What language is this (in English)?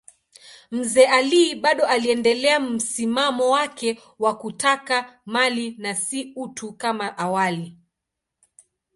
Swahili